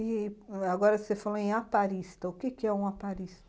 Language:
Portuguese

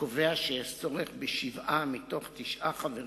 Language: Hebrew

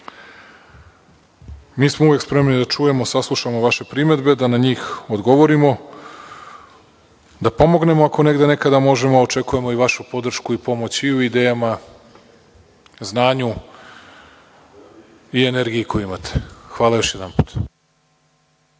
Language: Serbian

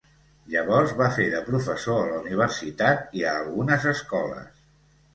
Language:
Catalan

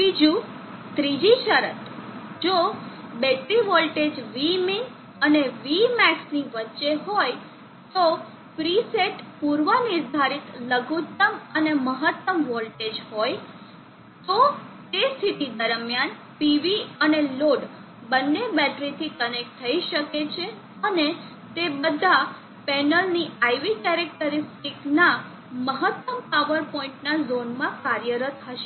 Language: Gujarati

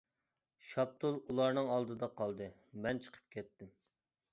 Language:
Uyghur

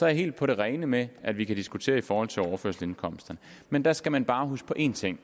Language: Danish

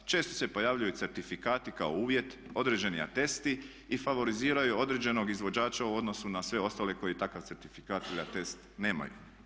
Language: Croatian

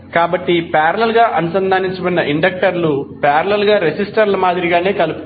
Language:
Telugu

